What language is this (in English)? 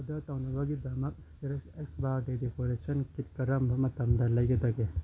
Manipuri